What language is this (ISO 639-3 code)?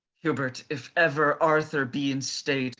eng